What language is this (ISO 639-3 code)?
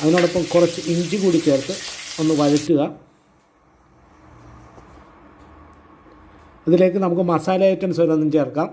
mal